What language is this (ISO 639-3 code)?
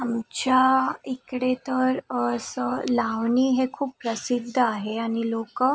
mar